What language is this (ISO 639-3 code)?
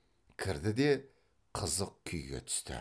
kaz